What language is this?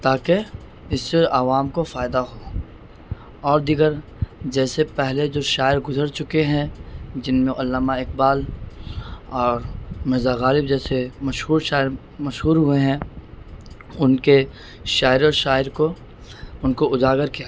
Urdu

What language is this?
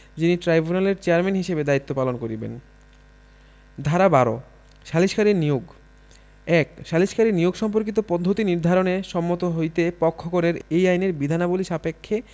Bangla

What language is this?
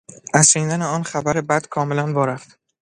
Persian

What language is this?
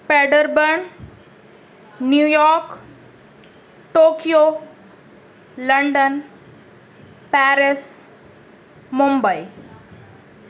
Urdu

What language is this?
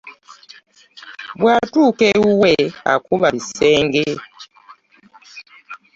Ganda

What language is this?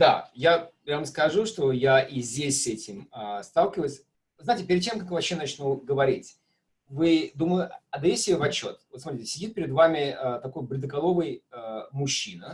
Russian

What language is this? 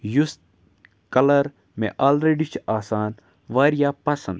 Kashmiri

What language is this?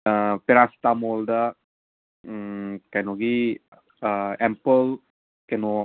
Manipuri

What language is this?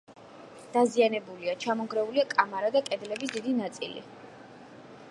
Georgian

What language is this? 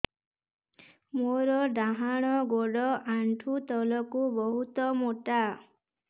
Odia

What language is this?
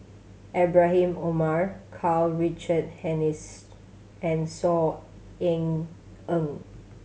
English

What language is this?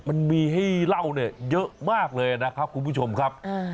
Thai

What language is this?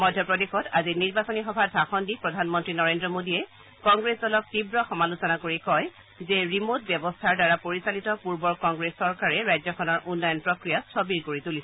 Assamese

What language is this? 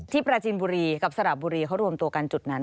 Thai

